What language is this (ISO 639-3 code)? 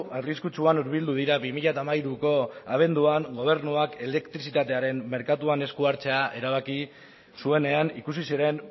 eus